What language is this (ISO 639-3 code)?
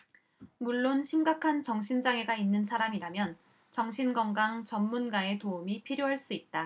kor